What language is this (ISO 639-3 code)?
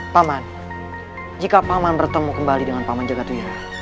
ind